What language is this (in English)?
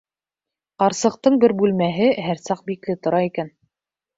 Bashkir